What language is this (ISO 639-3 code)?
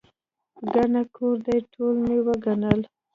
pus